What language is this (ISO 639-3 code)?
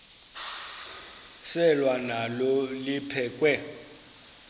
xho